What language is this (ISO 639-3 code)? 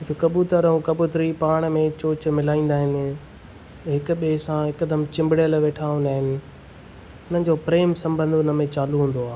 snd